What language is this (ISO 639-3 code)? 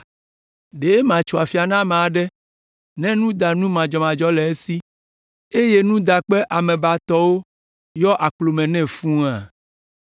ewe